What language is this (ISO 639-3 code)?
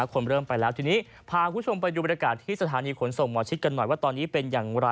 tha